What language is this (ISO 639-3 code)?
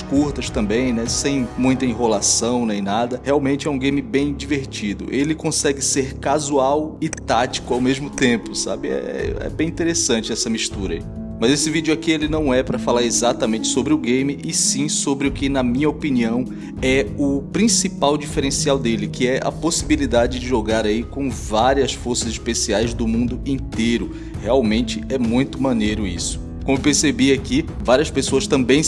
por